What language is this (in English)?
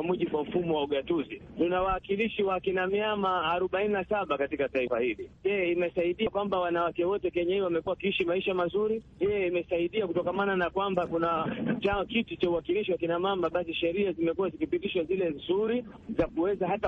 Swahili